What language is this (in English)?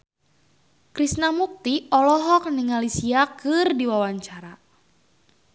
Sundanese